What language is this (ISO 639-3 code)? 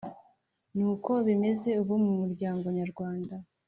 kin